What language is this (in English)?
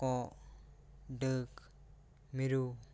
Santali